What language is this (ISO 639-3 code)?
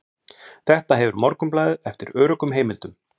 isl